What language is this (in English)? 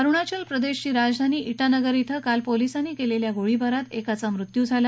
Marathi